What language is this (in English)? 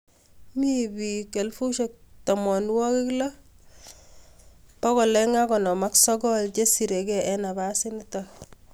Kalenjin